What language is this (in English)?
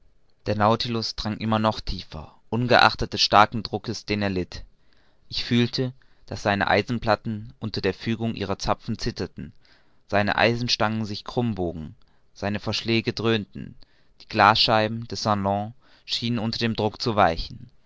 German